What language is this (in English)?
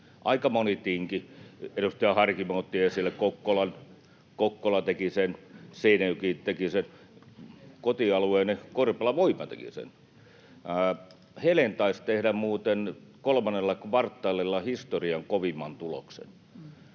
Finnish